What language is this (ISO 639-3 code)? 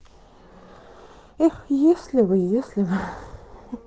rus